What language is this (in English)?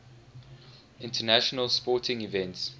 English